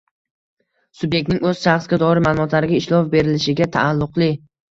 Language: Uzbek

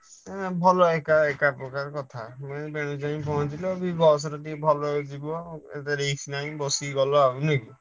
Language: Odia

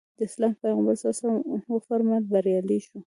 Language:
Pashto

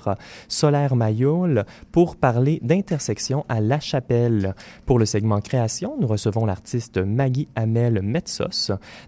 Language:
French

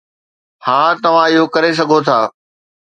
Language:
Sindhi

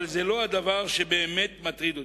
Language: Hebrew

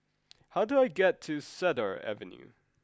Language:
English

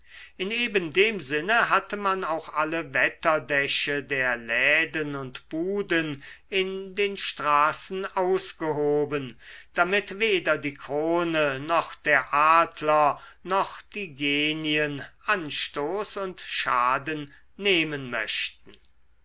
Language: German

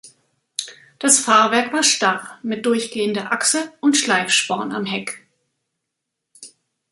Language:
German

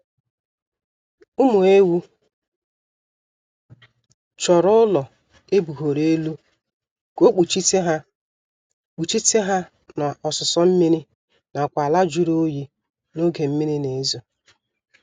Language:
Igbo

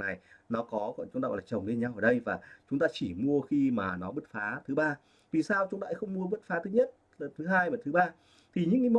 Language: Vietnamese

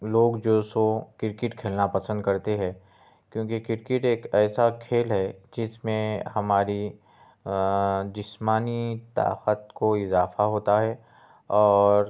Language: Urdu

